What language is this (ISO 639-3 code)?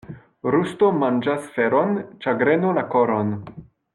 epo